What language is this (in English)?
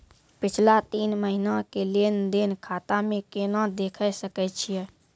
Maithili